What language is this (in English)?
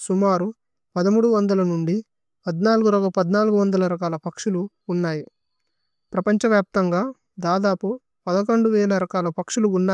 Tulu